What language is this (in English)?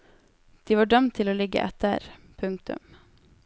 Norwegian